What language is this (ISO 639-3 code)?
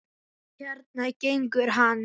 isl